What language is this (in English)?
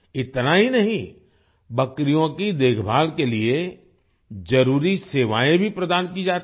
Hindi